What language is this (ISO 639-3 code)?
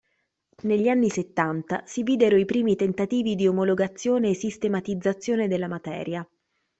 ita